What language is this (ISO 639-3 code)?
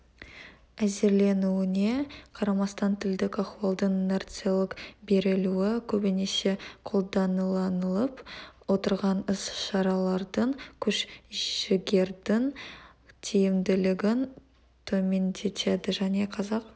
kaz